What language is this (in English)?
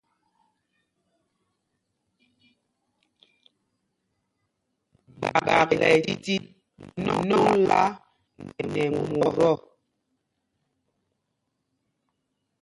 Mpumpong